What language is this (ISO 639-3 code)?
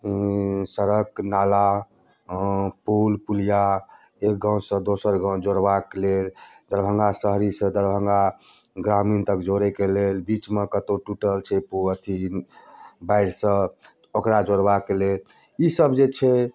mai